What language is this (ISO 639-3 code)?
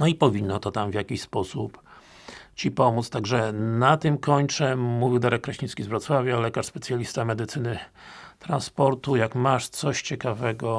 pol